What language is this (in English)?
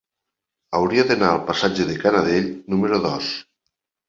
Catalan